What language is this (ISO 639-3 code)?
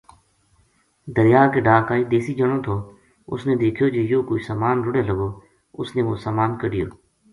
gju